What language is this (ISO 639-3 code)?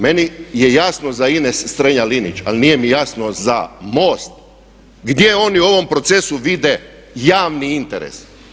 hrv